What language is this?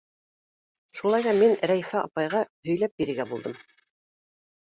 Bashkir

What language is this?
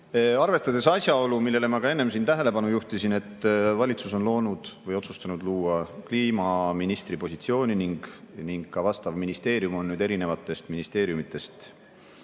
Estonian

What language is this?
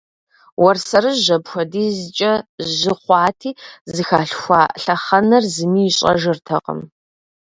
Kabardian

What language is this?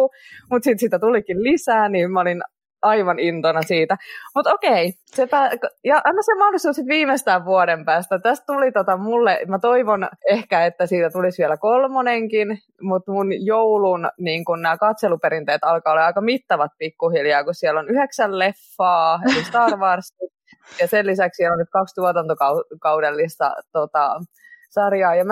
Finnish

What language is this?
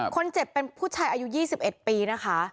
Thai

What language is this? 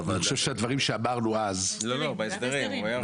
Hebrew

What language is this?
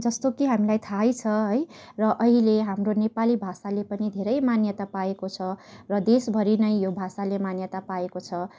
Nepali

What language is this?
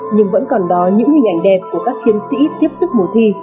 Vietnamese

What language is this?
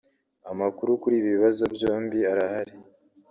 Kinyarwanda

